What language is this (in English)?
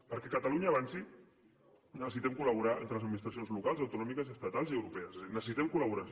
Catalan